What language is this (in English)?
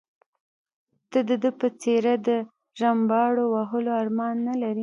Pashto